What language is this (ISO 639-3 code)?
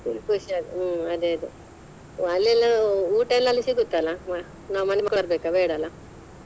kan